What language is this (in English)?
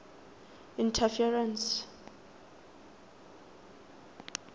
Tswana